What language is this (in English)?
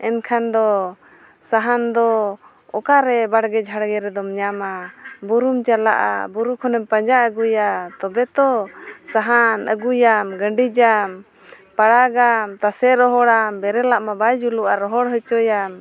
Santali